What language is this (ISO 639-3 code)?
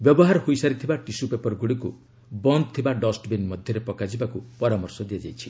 ori